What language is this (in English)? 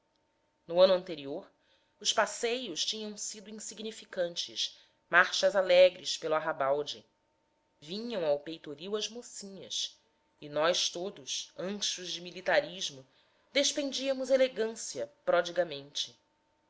Portuguese